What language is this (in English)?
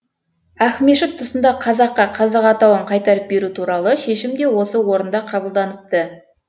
Kazakh